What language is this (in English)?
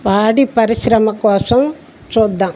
Telugu